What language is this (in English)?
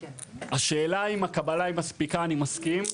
Hebrew